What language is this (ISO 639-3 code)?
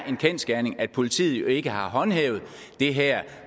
dan